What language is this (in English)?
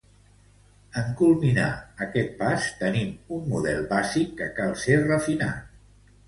Catalan